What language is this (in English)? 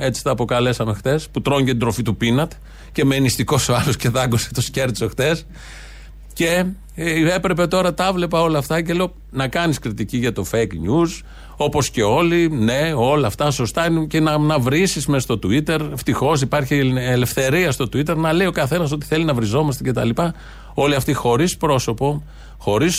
Greek